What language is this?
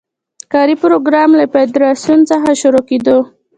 Pashto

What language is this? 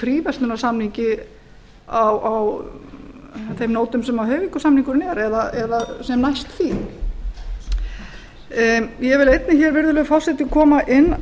Icelandic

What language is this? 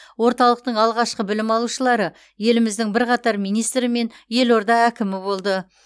Kazakh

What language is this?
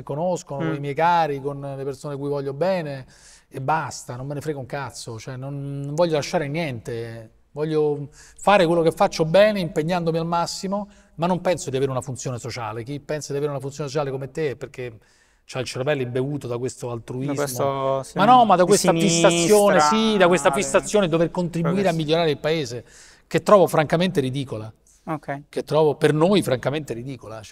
Italian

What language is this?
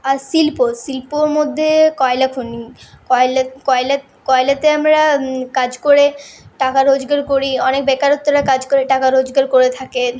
Bangla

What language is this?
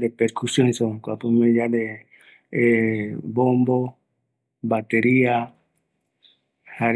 Eastern Bolivian Guaraní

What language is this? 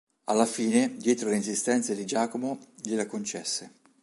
Italian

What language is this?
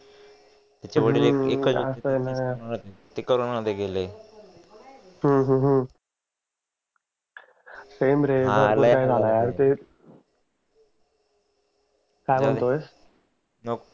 Marathi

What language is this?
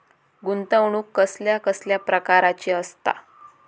Marathi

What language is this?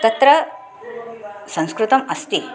Sanskrit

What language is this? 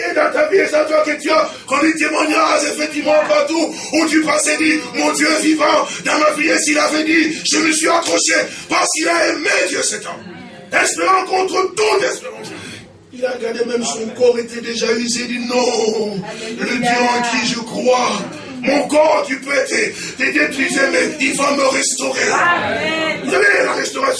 French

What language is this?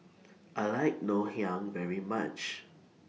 English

